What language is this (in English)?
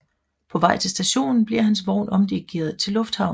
Danish